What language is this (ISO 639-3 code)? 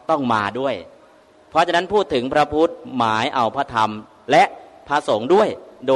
tha